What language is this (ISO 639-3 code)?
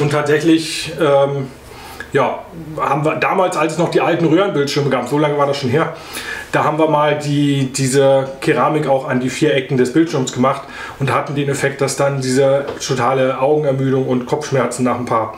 deu